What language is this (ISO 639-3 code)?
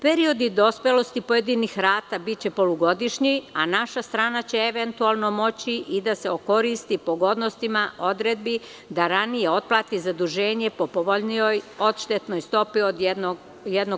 srp